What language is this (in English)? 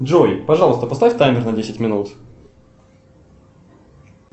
Russian